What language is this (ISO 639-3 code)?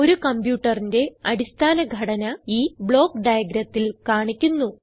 mal